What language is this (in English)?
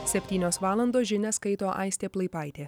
Lithuanian